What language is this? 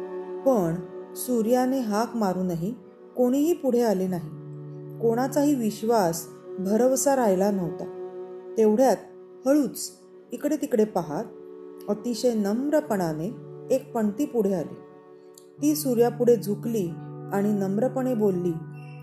Marathi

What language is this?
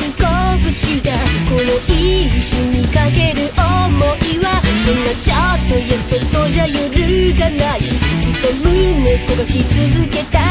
Japanese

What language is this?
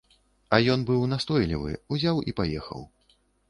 Belarusian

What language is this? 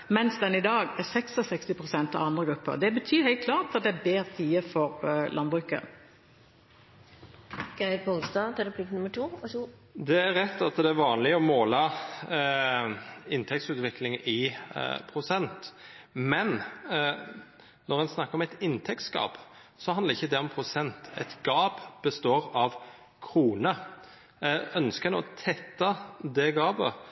Norwegian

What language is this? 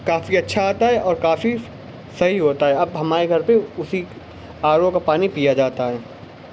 Urdu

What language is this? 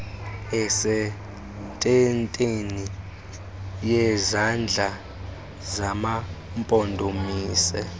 Xhosa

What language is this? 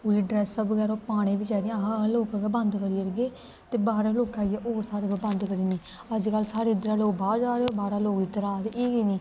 Dogri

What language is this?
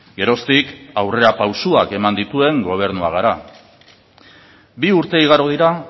Basque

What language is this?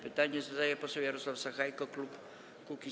Polish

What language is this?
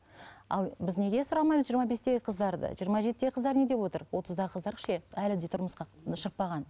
Kazakh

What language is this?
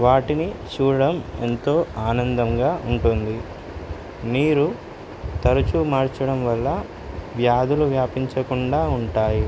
Telugu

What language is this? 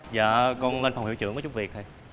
Vietnamese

